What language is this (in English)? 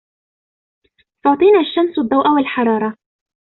Arabic